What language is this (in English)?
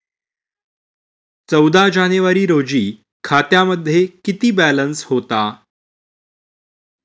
Marathi